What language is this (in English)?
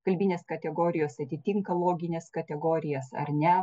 Lithuanian